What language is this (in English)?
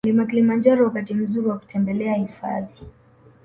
Swahili